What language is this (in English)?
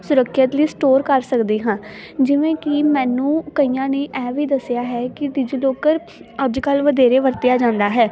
Punjabi